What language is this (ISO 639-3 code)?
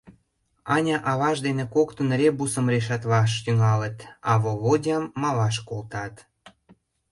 chm